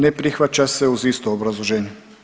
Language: Croatian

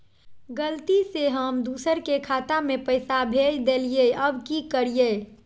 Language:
Magahi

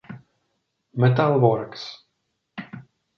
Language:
Czech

